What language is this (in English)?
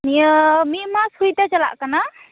Santali